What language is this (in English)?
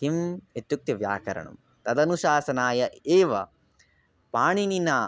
Sanskrit